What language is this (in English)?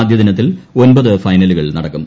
Malayalam